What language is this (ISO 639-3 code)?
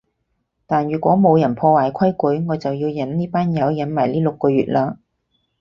yue